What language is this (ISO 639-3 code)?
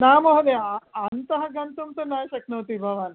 san